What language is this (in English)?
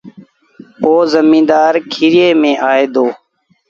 Sindhi Bhil